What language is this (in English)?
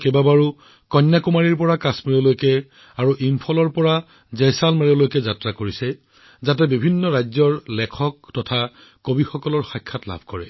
Assamese